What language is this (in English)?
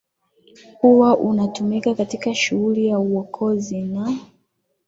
Swahili